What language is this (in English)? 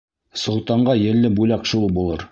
Bashkir